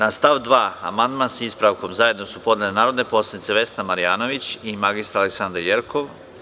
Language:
Serbian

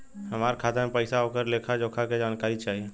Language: Bhojpuri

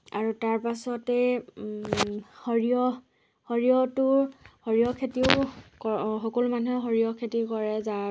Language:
Assamese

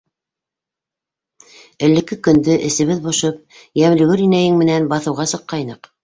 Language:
Bashkir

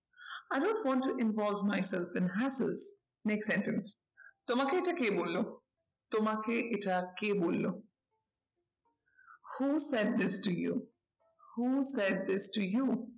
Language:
Bangla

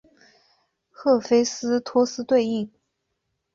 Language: Chinese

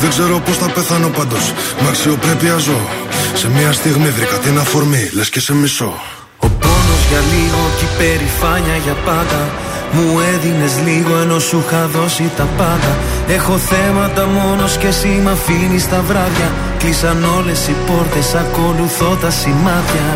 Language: Greek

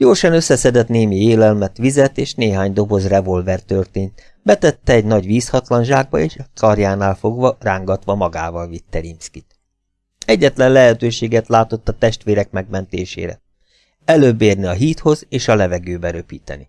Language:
Hungarian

